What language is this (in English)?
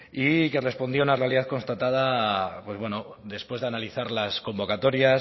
Spanish